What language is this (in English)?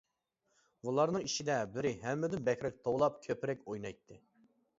Uyghur